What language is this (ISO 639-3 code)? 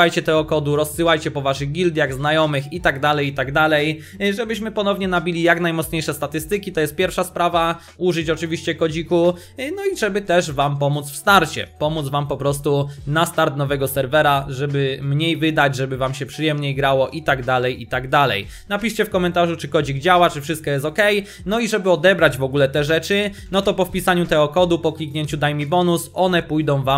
pol